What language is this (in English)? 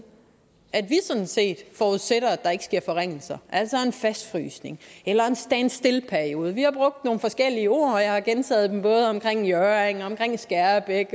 Danish